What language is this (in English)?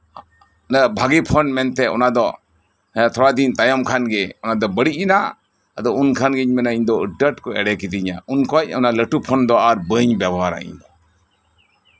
Santali